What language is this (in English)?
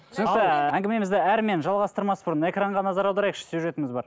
Kazakh